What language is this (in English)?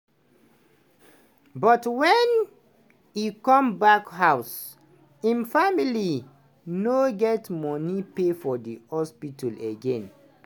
Nigerian Pidgin